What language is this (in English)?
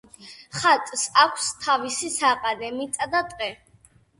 Georgian